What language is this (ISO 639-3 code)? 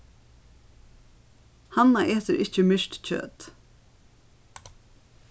fao